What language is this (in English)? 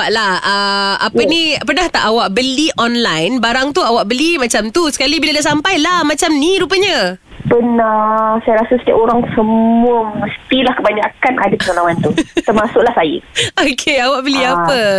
Malay